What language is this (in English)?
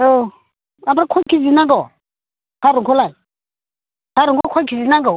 Bodo